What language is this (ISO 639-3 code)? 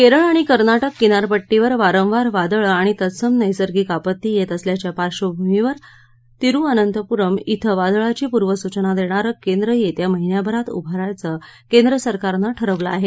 mar